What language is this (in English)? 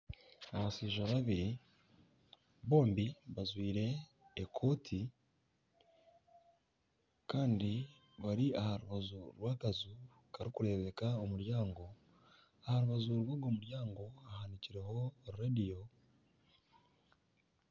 Nyankole